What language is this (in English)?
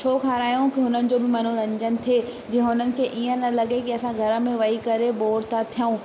Sindhi